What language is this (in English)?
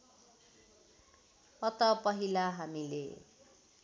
Nepali